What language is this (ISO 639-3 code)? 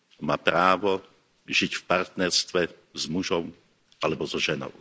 slk